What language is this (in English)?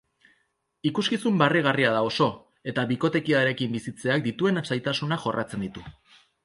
Basque